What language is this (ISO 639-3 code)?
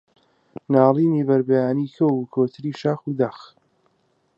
ckb